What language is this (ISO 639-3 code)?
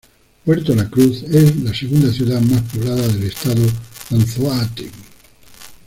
spa